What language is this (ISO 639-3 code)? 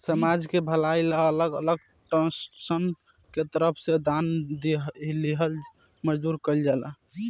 bho